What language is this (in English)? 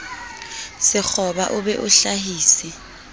Southern Sotho